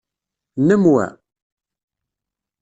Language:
Kabyle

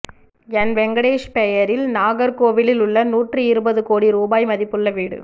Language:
Tamil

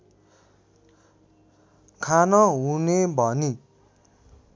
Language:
Nepali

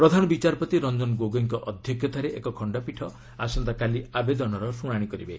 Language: Odia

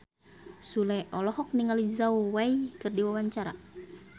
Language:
Sundanese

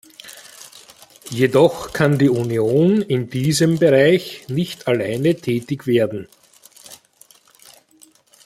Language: German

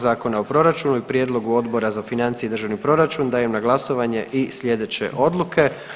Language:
Croatian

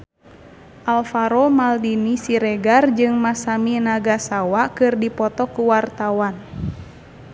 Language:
Sundanese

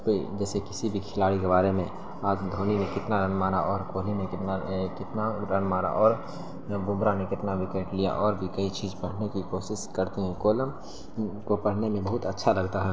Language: Urdu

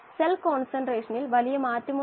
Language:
Malayalam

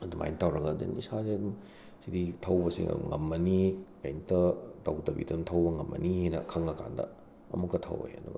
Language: Manipuri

